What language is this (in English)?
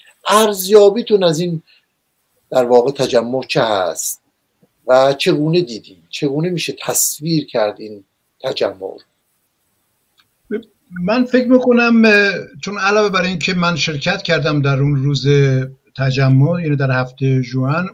Persian